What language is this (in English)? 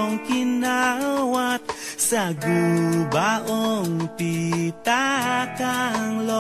Indonesian